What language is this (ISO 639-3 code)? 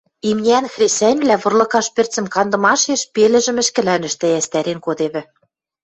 mrj